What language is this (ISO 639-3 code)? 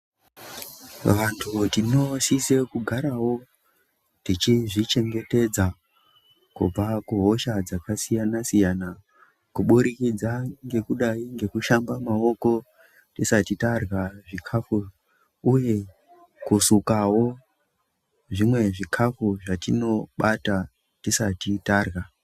ndc